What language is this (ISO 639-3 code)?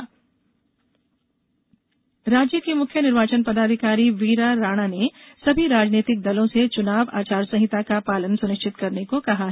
hin